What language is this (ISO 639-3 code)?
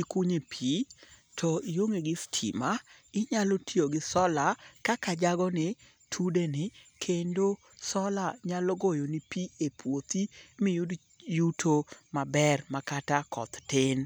luo